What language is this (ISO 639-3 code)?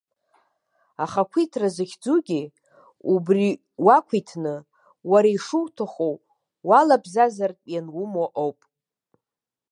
abk